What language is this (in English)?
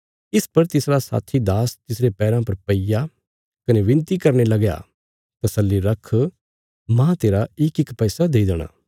Bilaspuri